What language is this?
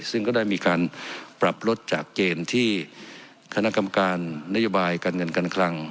Thai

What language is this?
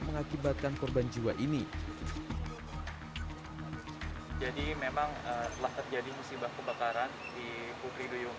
Indonesian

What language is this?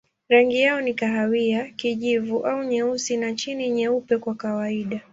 Swahili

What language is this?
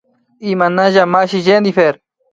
Imbabura Highland Quichua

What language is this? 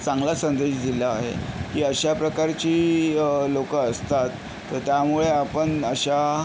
Marathi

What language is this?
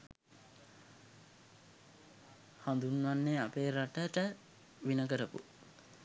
Sinhala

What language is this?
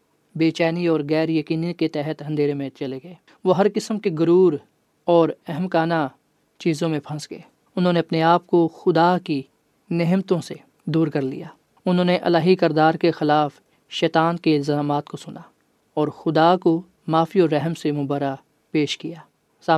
Urdu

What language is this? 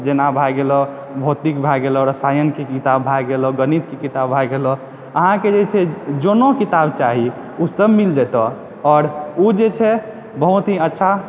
Maithili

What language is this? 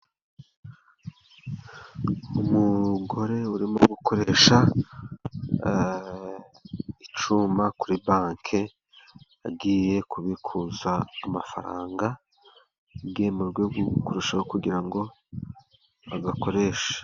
Kinyarwanda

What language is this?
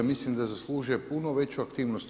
Croatian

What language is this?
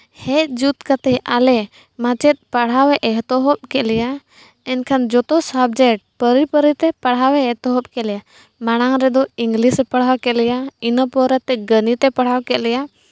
Santali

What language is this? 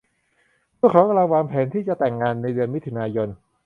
Thai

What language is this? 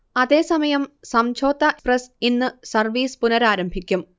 Malayalam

